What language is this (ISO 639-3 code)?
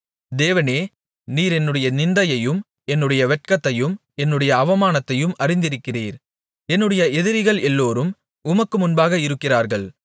tam